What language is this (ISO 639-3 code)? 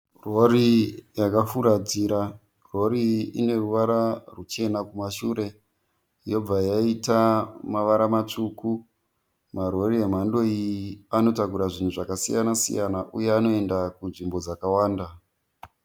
sna